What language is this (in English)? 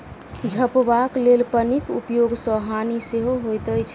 Maithili